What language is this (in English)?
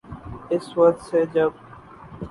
Urdu